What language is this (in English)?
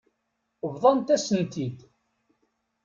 Kabyle